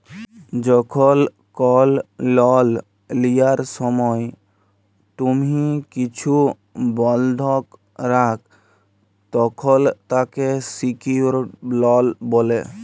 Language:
Bangla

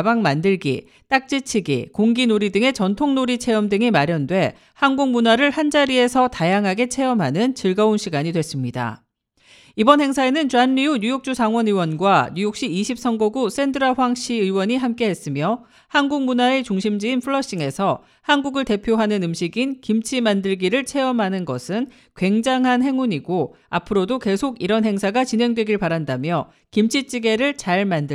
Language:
Korean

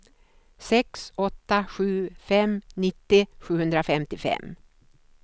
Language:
Swedish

